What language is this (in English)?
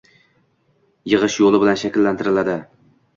Uzbek